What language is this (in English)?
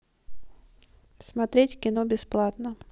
Russian